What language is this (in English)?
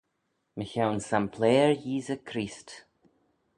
Manx